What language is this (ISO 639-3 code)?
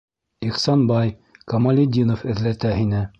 bak